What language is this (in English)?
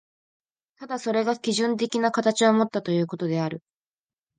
Japanese